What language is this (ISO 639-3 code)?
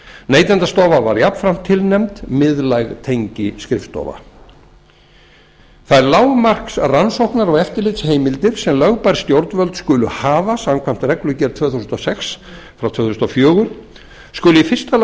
isl